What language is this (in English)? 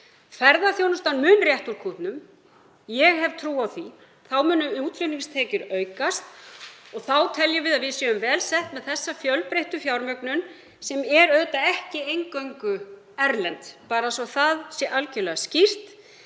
Icelandic